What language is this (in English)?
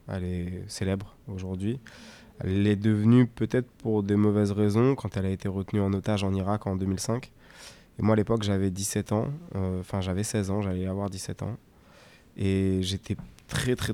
French